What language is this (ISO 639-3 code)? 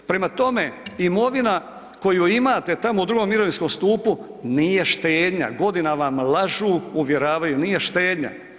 hrv